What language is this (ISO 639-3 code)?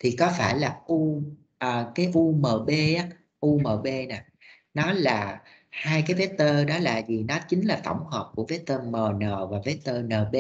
vie